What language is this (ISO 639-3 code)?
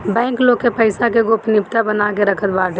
bho